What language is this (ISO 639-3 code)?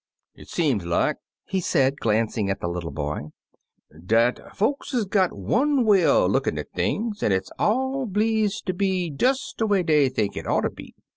eng